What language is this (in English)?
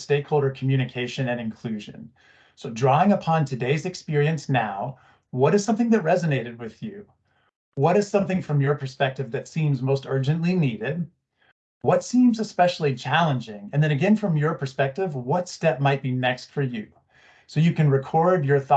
English